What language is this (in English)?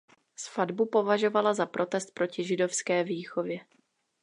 Czech